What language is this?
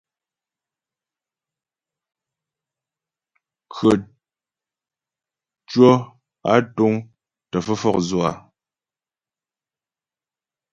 Ghomala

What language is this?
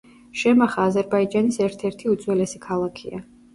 Georgian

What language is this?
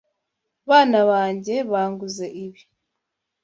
Kinyarwanda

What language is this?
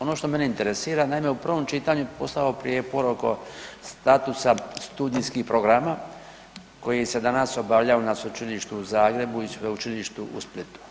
Croatian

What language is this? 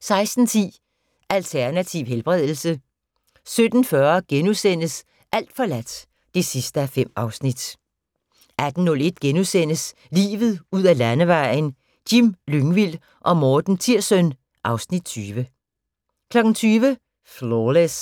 Danish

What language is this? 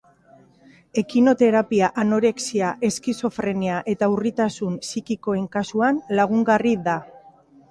Basque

